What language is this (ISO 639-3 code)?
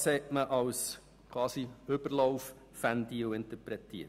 gsw